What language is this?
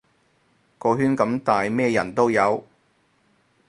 Cantonese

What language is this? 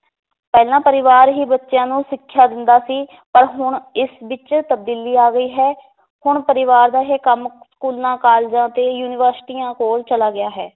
Punjabi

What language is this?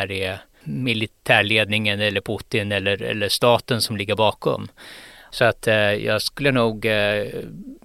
Swedish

